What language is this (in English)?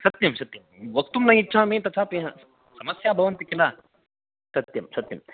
Sanskrit